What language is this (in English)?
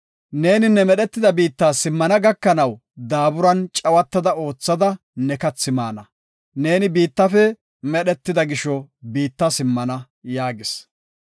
Gofa